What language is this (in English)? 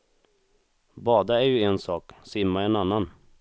Swedish